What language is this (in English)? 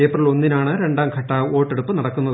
Malayalam